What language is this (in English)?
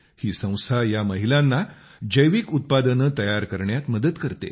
Marathi